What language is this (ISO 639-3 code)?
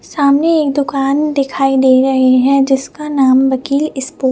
hin